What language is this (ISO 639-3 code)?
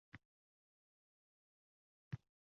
uzb